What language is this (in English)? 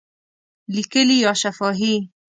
Pashto